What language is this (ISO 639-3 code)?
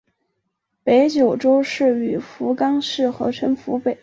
zho